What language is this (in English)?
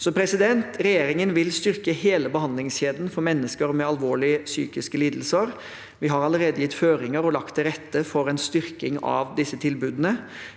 Norwegian